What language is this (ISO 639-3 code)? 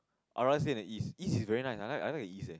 eng